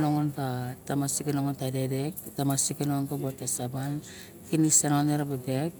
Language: Barok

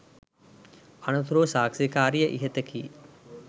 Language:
Sinhala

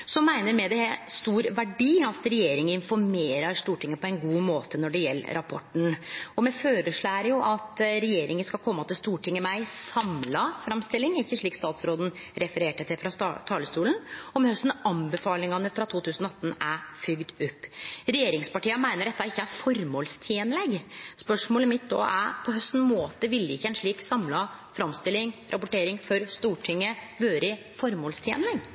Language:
Norwegian Nynorsk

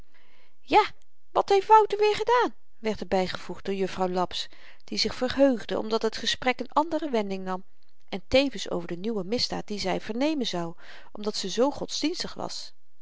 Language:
Dutch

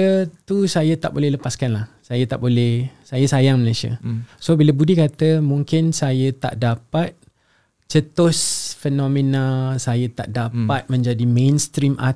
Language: Malay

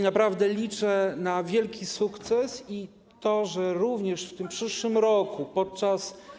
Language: Polish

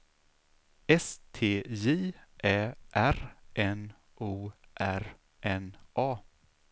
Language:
Swedish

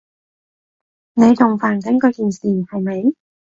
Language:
Cantonese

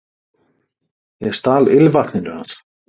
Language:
Icelandic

